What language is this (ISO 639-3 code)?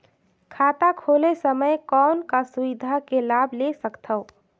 hne